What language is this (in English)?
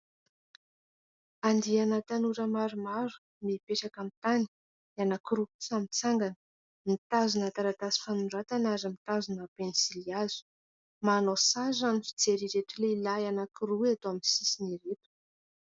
Malagasy